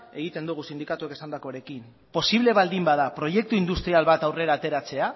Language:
Basque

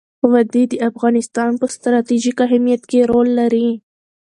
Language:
Pashto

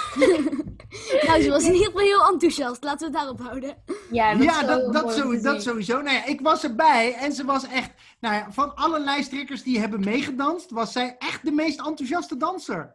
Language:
Dutch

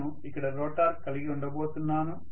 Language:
Telugu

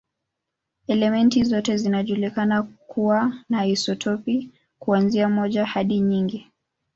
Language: Swahili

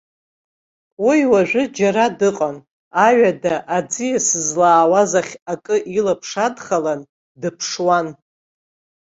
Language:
Abkhazian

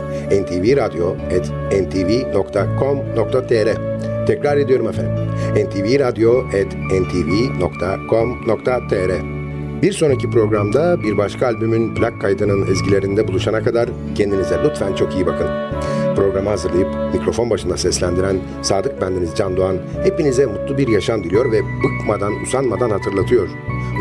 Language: Turkish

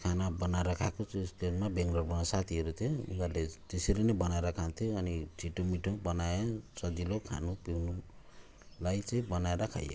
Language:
Nepali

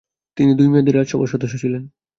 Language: Bangla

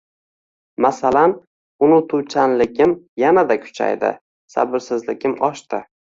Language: Uzbek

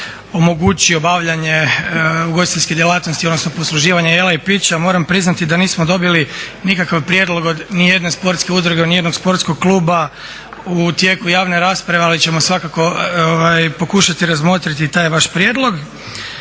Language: Croatian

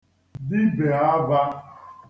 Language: Igbo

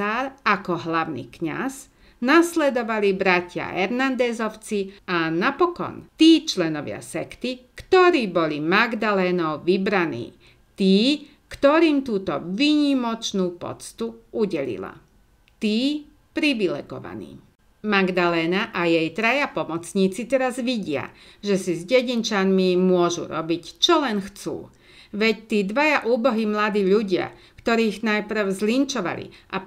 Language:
Slovak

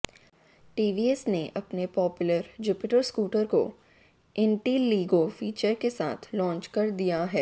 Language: Hindi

